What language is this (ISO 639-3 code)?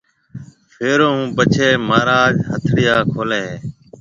mve